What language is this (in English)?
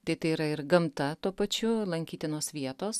Lithuanian